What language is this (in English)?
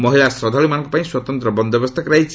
Odia